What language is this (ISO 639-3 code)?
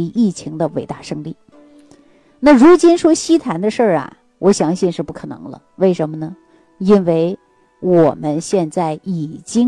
zho